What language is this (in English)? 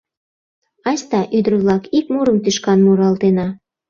Mari